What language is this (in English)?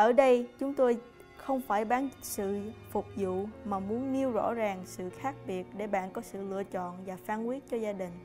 Vietnamese